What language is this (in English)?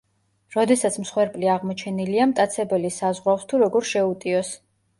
Georgian